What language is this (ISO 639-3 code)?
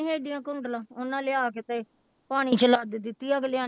pan